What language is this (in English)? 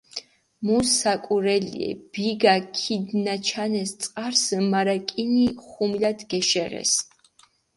Mingrelian